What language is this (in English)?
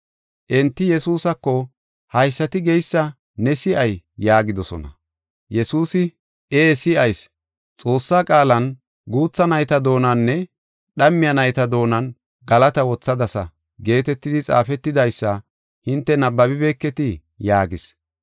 Gofa